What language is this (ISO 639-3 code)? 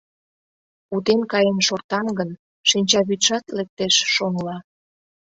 chm